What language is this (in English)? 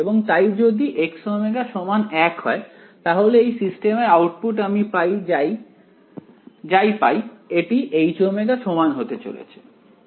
Bangla